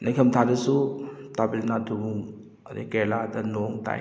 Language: Manipuri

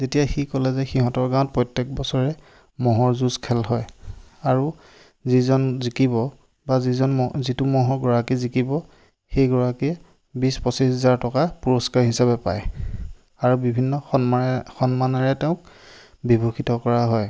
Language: Assamese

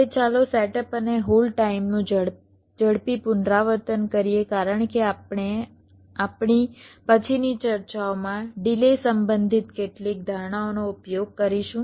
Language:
Gujarati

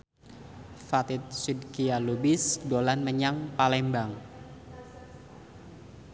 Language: Javanese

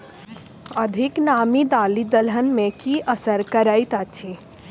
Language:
Maithili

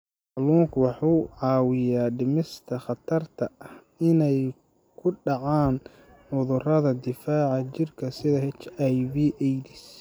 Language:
Somali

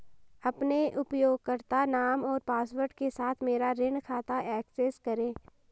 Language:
Hindi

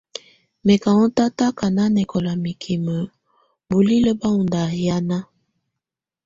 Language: Tunen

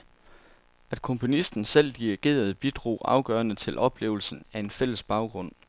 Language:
Danish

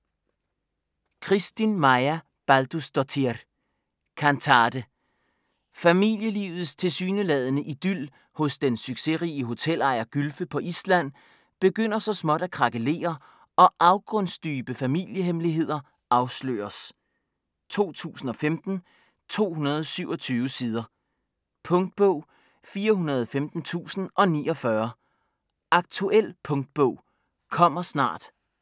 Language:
Danish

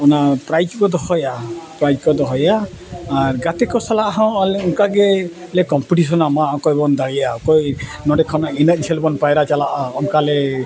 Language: Santali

